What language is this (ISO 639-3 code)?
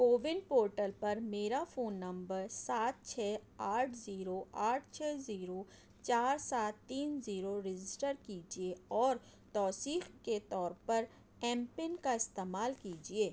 urd